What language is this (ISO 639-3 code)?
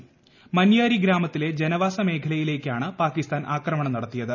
mal